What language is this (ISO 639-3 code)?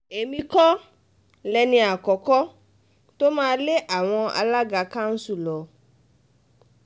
yor